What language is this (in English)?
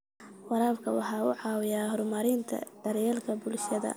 Somali